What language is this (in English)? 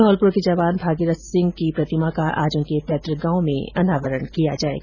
Hindi